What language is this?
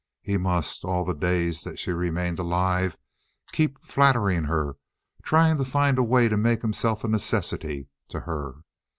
English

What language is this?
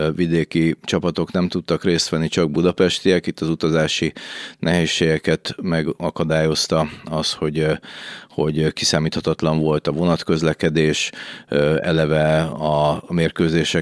Hungarian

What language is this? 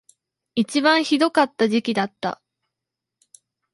Japanese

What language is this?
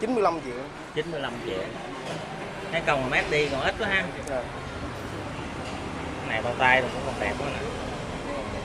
Vietnamese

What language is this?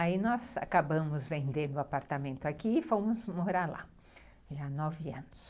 Portuguese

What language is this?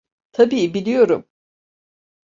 Turkish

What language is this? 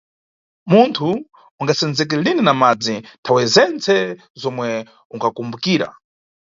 Nyungwe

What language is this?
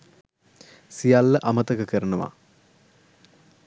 Sinhala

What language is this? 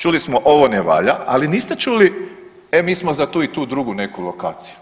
Croatian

